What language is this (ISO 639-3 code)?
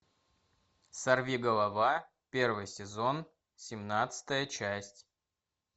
rus